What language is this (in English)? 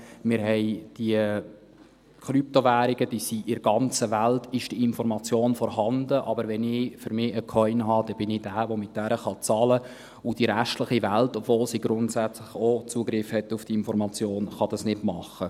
Swiss German